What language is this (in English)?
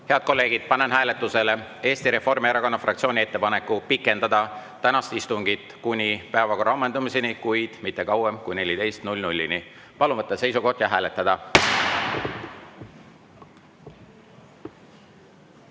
Estonian